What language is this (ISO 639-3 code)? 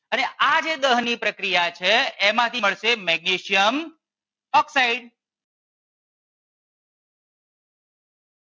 guj